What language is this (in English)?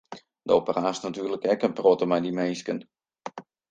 Western Frisian